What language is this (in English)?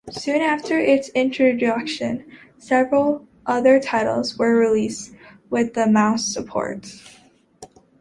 English